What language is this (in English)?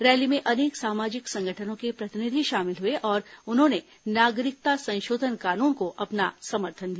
Hindi